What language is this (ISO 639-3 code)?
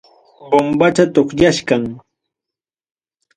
quy